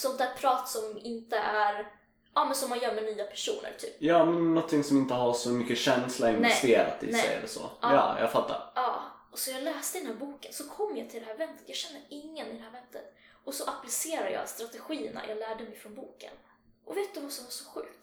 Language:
Swedish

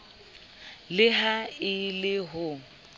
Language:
Southern Sotho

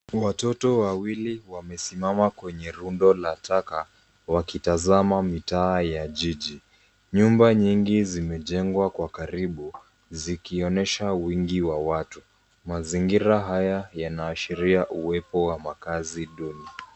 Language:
Swahili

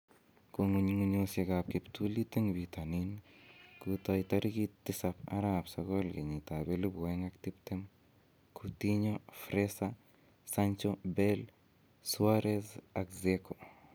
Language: Kalenjin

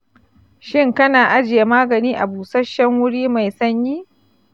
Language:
Hausa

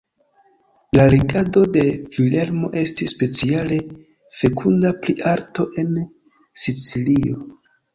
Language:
Esperanto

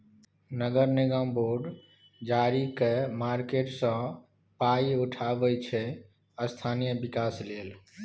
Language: Maithili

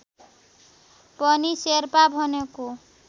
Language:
Nepali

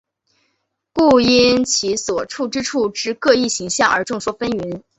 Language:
Chinese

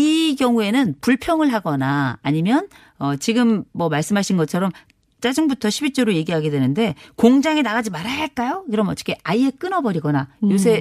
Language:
Korean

